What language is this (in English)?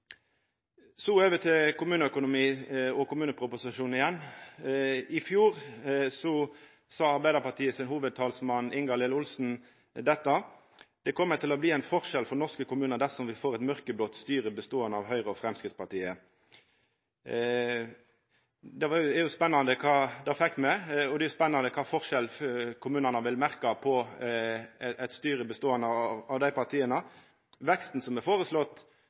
Norwegian Nynorsk